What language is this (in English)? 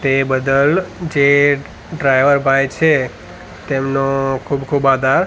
Gujarati